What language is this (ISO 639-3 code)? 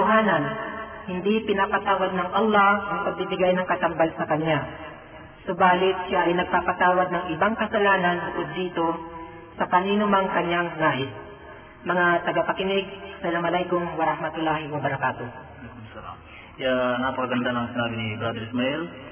fil